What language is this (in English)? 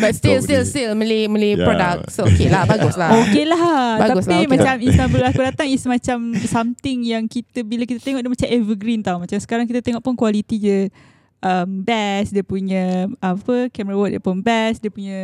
Malay